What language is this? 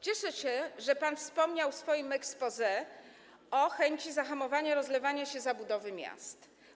Polish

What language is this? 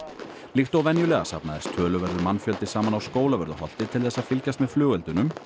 Icelandic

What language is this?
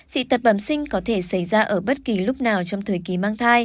Vietnamese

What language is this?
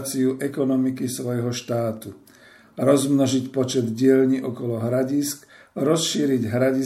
Slovak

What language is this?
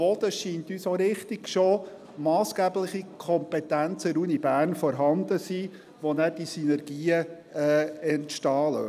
Swiss German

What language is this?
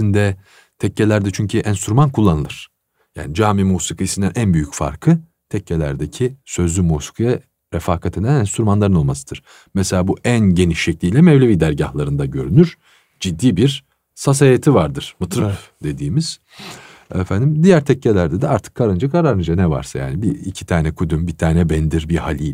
Turkish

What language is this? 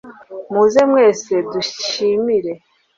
Kinyarwanda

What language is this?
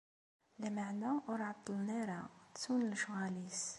Kabyle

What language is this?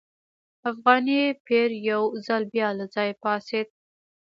Pashto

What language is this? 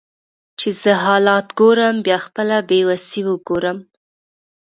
Pashto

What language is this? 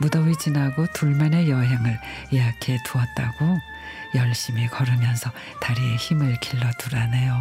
Korean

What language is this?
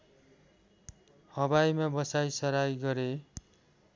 Nepali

